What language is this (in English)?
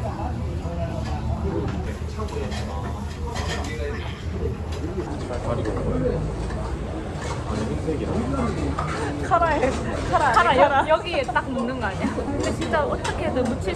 Korean